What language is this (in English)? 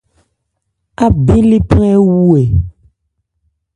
Ebrié